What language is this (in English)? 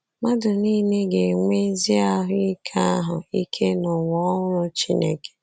Igbo